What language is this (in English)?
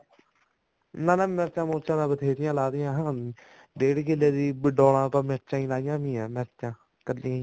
Punjabi